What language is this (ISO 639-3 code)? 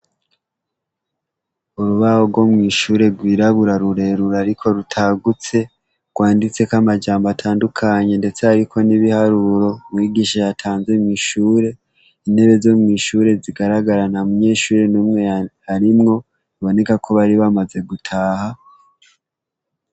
run